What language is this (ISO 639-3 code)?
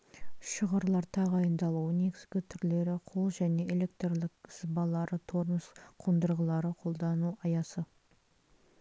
kaz